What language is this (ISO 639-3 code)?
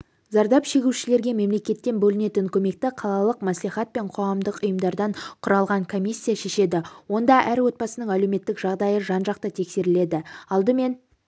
kaz